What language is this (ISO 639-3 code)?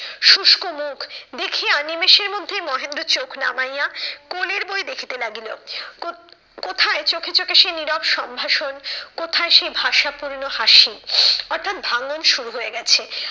ben